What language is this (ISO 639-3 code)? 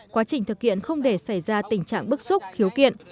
vie